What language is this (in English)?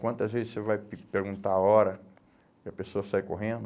Portuguese